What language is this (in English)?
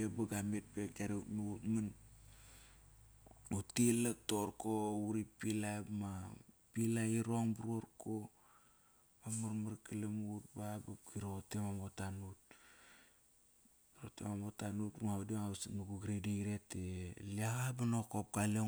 Kairak